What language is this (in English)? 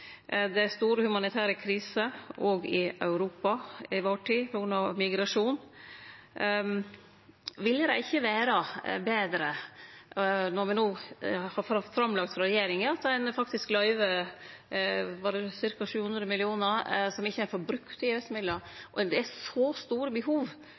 Norwegian Nynorsk